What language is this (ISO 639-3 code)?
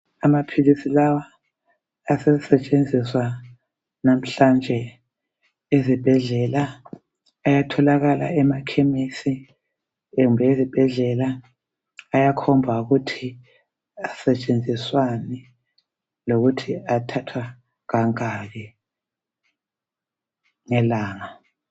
nde